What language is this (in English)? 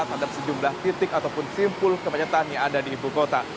Indonesian